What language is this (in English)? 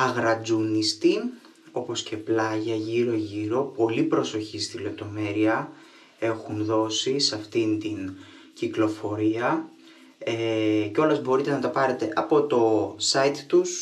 Greek